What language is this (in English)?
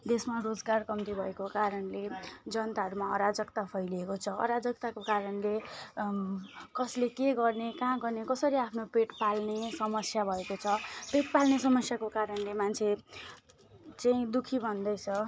Nepali